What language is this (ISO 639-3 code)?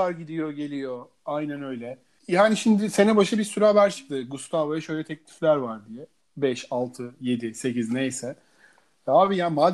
tur